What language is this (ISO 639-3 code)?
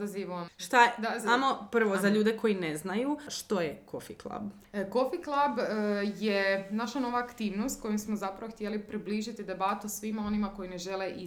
hrv